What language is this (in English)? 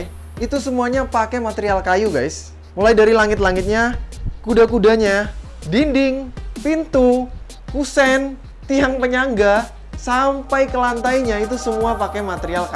Indonesian